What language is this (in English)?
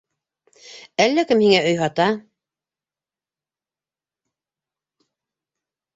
Bashkir